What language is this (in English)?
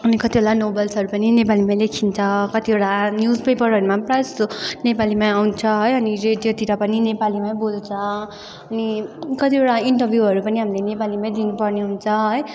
Nepali